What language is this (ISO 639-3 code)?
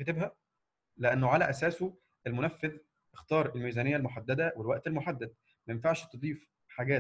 ara